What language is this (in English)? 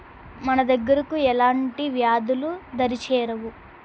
Telugu